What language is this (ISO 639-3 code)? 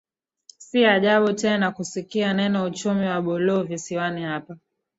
swa